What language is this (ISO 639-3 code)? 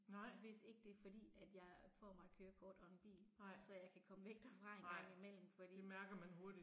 dan